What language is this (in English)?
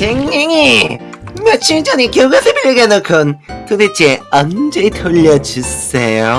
Korean